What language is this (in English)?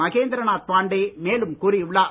Tamil